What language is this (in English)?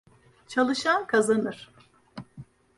Turkish